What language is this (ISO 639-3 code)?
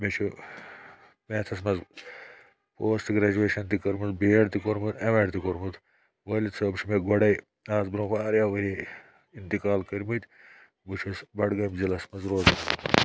kas